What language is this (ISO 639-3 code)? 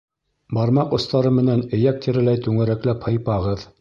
bak